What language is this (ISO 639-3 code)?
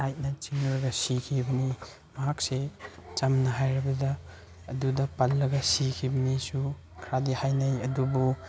mni